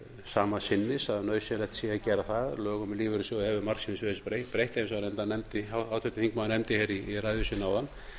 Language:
Icelandic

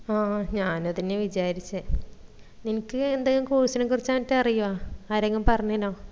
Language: Malayalam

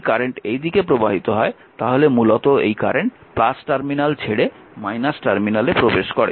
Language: Bangla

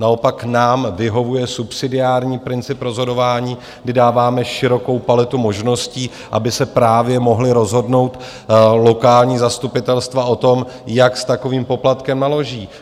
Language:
Czech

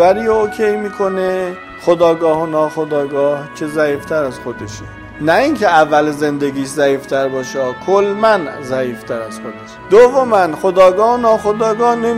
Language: Persian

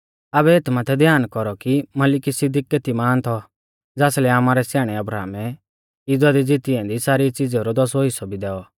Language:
Mahasu Pahari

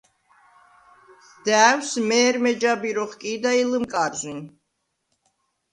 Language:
Svan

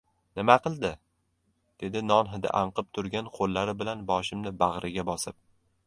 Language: Uzbek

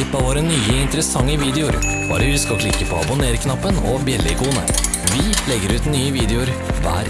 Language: Norwegian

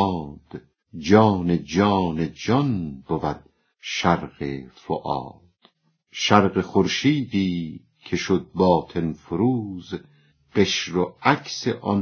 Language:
Persian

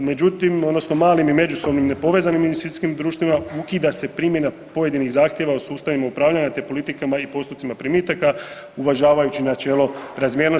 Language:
Croatian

